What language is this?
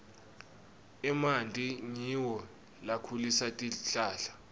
Swati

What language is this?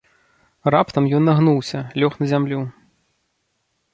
Belarusian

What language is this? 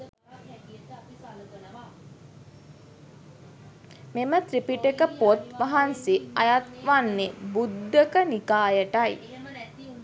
Sinhala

